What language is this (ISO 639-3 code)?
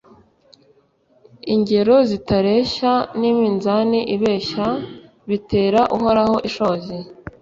kin